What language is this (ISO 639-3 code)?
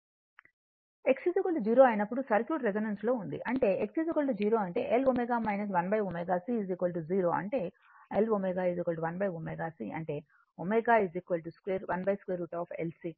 tel